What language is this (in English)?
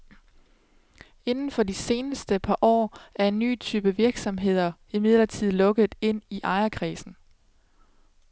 Danish